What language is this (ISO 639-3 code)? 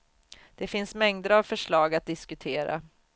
swe